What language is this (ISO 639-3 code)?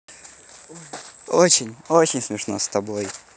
rus